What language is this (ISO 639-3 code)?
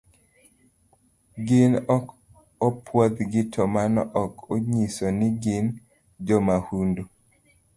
luo